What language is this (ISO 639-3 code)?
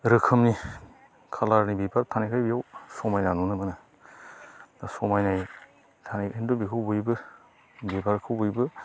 brx